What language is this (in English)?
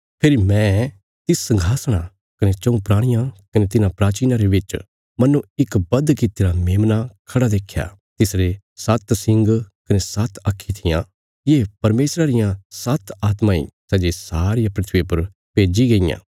Bilaspuri